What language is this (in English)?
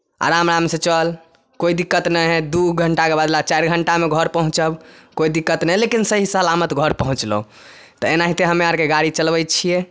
Maithili